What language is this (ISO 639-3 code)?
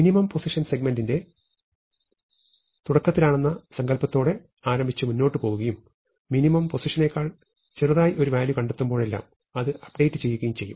mal